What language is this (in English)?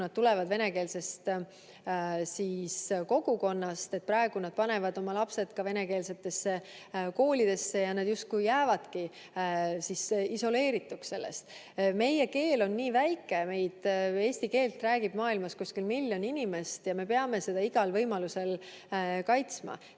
Estonian